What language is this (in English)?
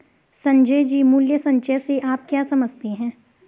Hindi